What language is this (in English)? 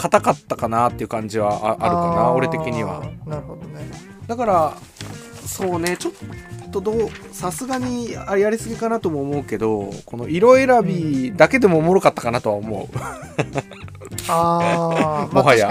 Japanese